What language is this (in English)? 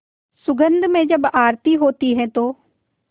Hindi